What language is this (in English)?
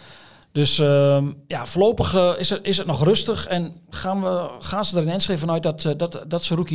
Dutch